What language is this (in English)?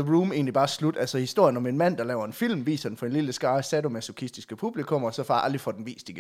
Danish